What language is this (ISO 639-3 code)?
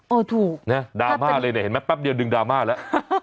tha